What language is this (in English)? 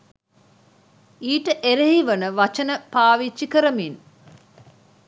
Sinhala